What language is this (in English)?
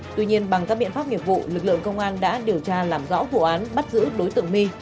Vietnamese